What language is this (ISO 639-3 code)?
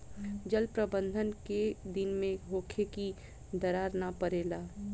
bho